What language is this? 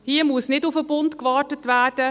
Swiss German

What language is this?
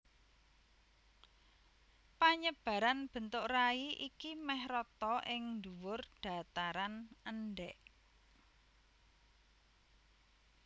Javanese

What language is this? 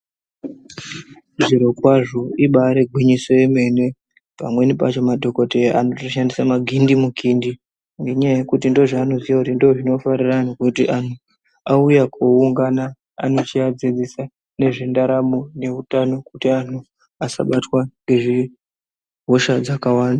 Ndau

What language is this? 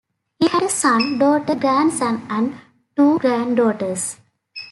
English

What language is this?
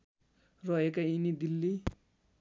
Nepali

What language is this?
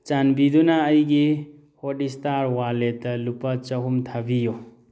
Manipuri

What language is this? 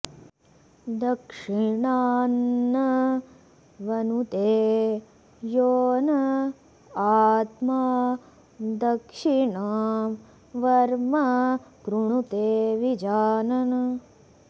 Sanskrit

